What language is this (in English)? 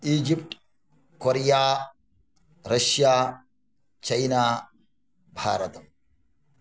Sanskrit